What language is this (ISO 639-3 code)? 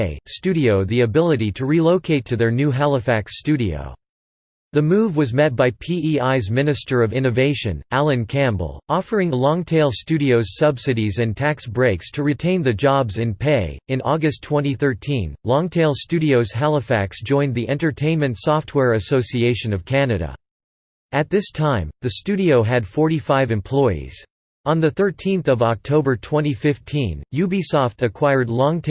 eng